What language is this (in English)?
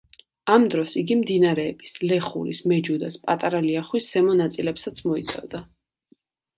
Georgian